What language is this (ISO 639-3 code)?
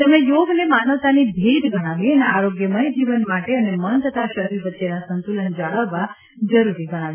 guj